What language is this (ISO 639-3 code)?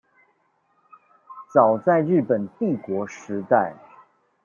zho